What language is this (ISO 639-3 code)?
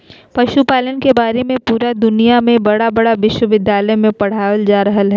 mag